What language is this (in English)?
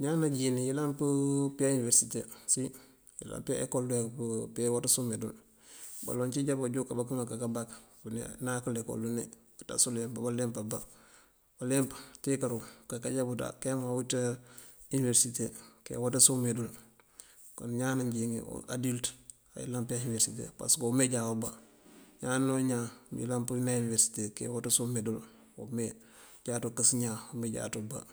Mandjak